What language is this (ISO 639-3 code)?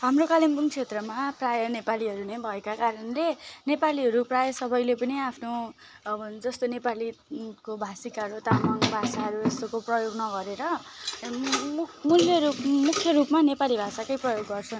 nep